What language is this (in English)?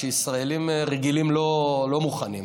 Hebrew